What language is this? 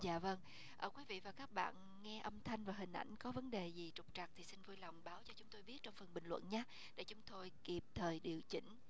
Vietnamese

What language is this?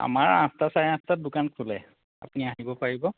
Assamese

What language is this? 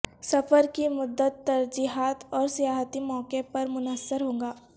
Urdu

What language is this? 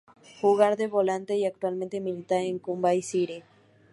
Spanish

